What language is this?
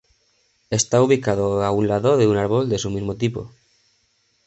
Spanish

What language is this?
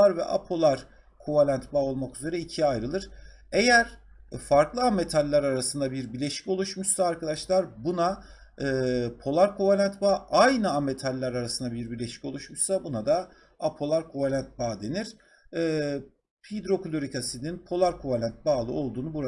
Turkish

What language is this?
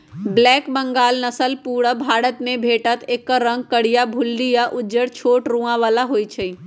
Magahi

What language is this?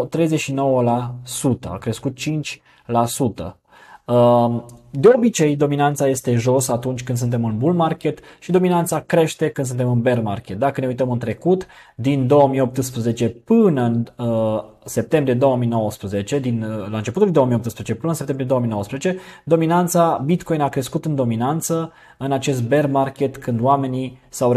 Romanian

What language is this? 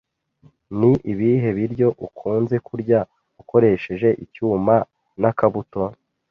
Kinyarwanda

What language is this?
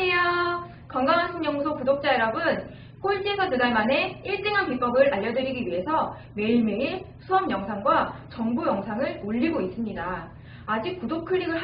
Korean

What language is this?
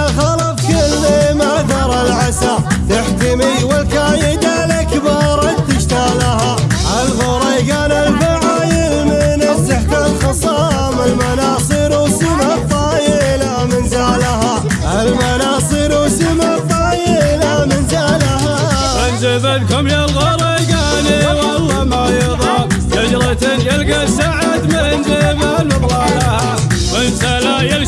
Arabic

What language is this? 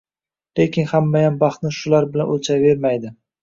Uzbek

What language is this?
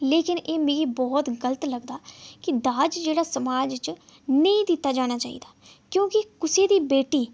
Dogri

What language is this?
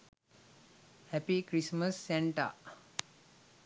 Sinhala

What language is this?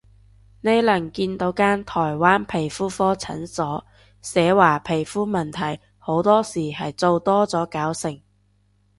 Cantonese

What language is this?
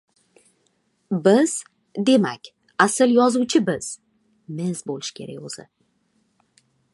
Uzbek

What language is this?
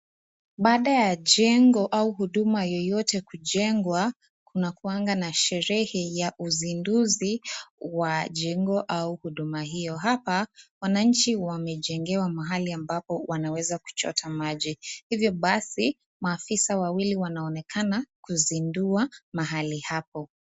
Swahili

